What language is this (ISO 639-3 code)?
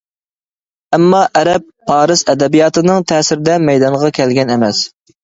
uig